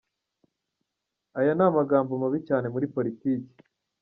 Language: Kinyarwanda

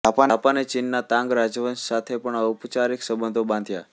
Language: Gujarati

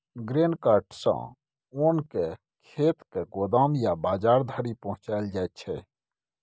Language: Maithili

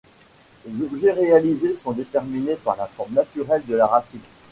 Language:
French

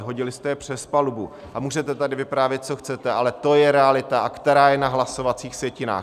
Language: Czech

